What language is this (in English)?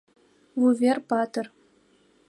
Mari